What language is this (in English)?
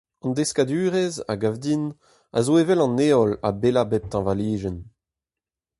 Breton